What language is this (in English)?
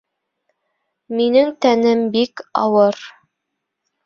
Bashkir